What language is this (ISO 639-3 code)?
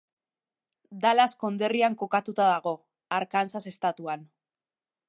eus